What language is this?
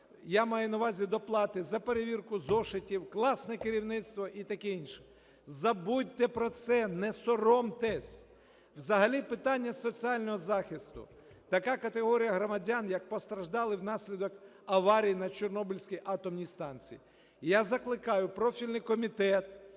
Ukrainian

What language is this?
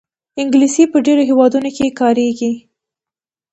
Pashto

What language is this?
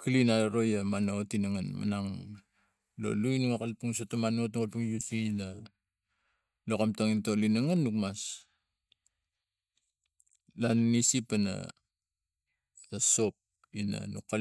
Tigak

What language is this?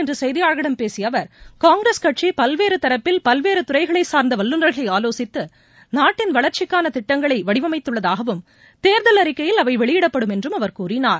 Tamil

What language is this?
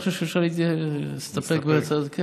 Hebrew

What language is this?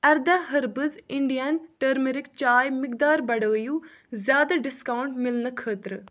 Kashmiri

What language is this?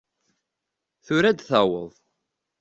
Kabyle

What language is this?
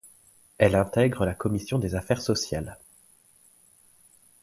French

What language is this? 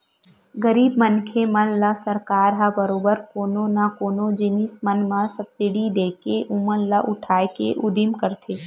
Chhattisgarhi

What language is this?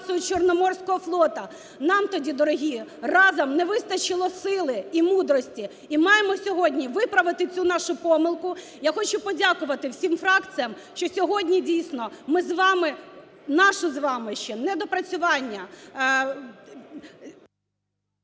Ukrainian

